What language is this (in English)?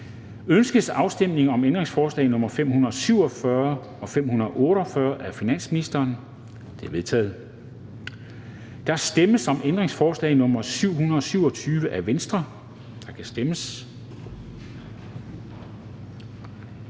Danish